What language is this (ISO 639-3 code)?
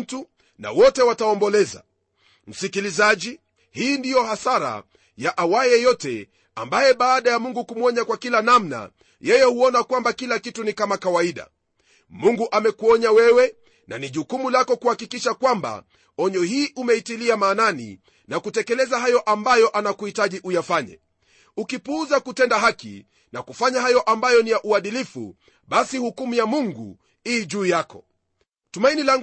swa